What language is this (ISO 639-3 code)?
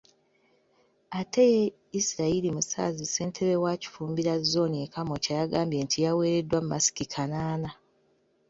lug